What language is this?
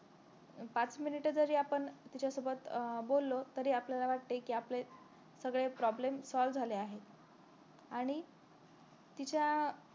Marathi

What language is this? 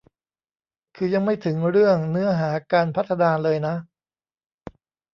Thai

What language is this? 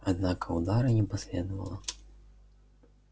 Russian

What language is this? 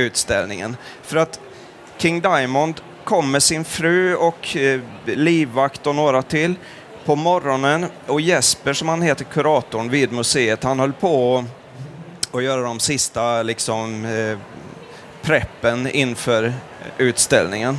Swedish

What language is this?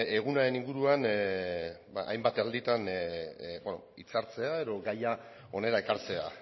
Basque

